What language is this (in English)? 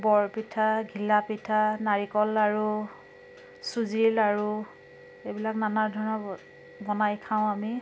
Assamese